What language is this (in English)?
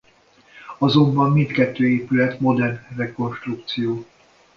Hungarian